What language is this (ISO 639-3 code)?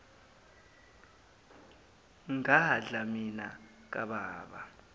zul